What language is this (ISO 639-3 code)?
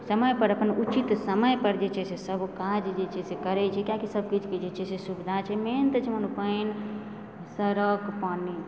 mai